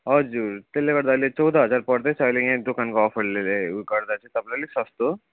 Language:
Nepali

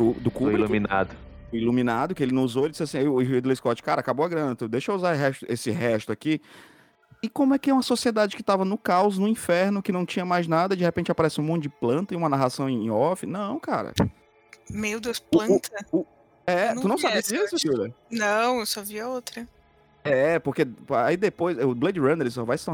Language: Portuguese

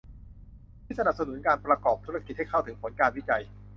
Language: Thai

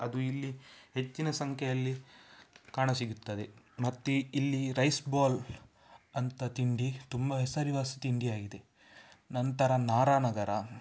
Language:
Kannada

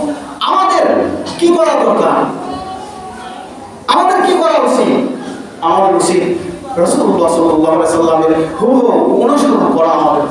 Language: Indonesian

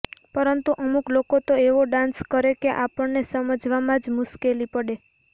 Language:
Gujarati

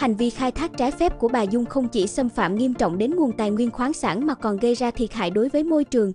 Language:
Vietnamese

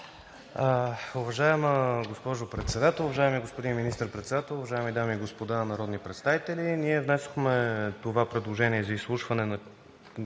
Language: Bulgarian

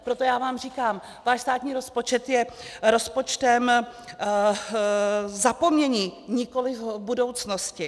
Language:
Czech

